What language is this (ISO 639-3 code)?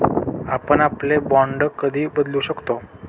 mar